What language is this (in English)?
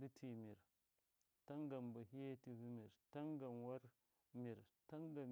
Miya